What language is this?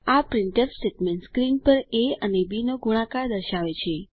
Gujarati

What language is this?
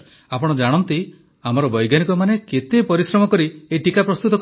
Odia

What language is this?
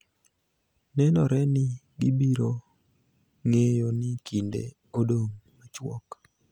Luo (Kenya and Tanzania)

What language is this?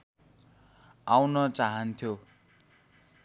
Nepali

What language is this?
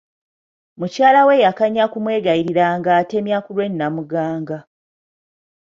Ganda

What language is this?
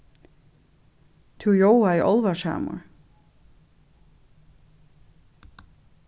Faroese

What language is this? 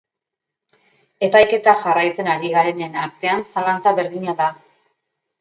Basque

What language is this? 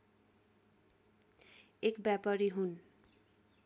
Nepali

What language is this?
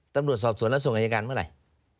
Thai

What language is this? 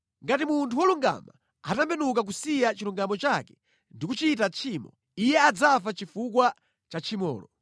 Nyanja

